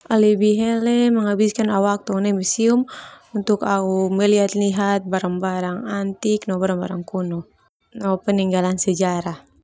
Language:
Termanu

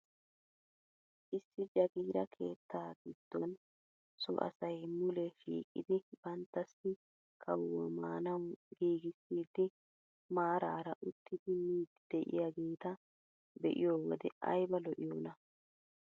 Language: Wolaytta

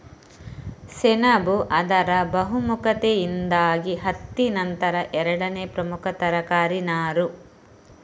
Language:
Kannada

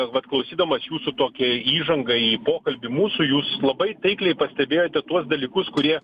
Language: Lithuanian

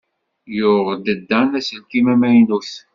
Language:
Kabyle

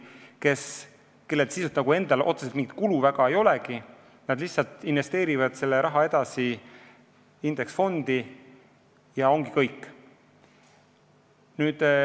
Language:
Estonian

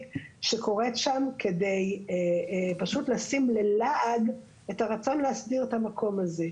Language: Hebrew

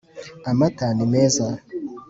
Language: Kinyarwanda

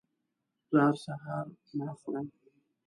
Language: Pashto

